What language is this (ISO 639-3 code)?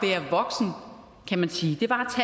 dan